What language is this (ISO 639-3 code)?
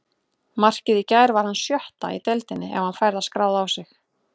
isl